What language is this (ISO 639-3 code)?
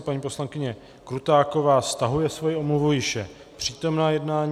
ces